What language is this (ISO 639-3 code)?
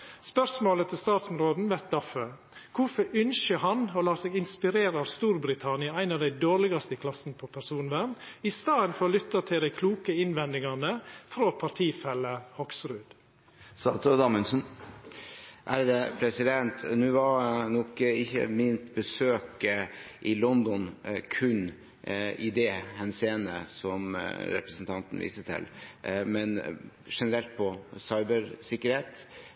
nor